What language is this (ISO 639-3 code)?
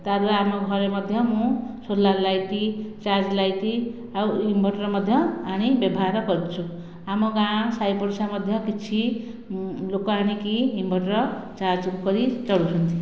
ori